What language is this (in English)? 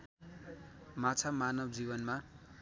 Nepali